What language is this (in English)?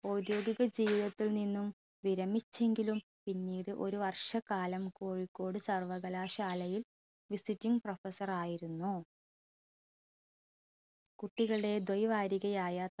Malayalam